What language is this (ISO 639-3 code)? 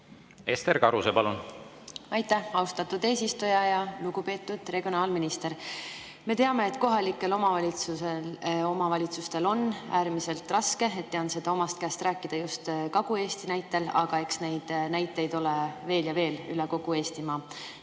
est